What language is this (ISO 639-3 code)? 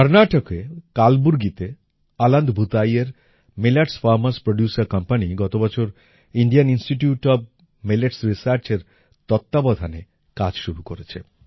ben